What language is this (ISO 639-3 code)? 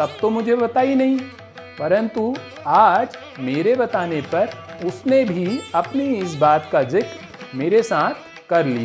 hin